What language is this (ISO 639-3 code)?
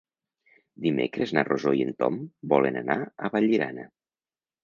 cat